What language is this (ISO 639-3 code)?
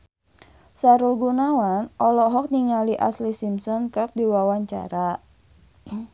sun